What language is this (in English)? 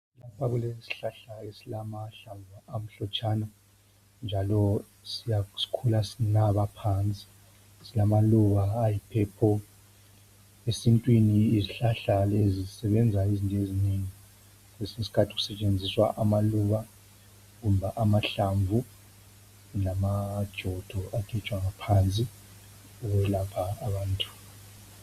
North Ndebele